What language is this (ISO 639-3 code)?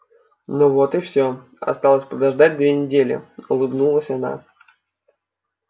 rus